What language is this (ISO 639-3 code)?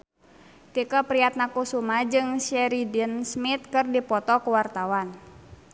sun